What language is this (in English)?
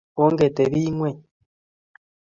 Kalenjin